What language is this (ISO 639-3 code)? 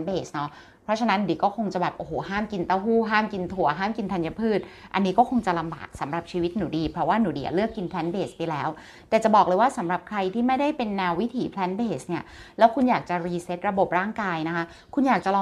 tha